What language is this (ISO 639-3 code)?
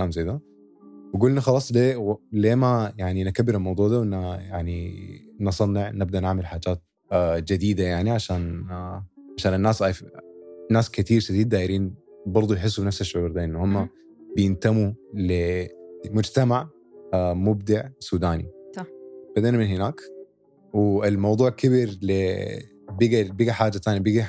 ara